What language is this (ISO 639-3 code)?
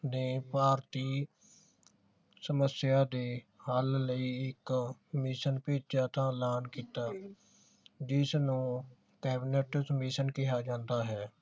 pan